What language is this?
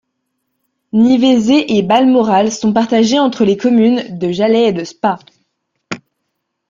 French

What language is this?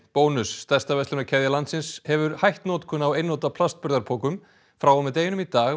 Icelandic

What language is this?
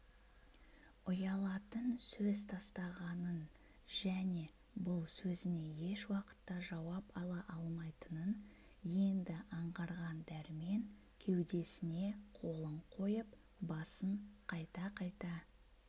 Kazakh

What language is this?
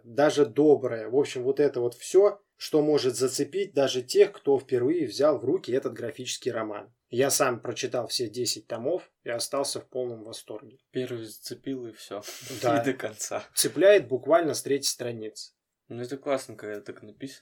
Russian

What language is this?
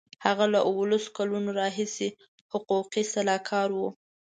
Pashto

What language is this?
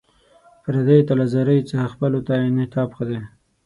Pashto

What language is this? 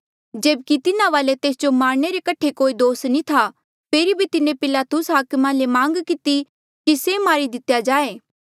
Mandeali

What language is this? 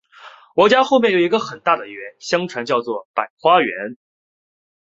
Chinese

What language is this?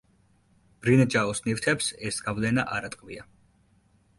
Georgian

